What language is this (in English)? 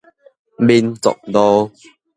Min Nan Chinese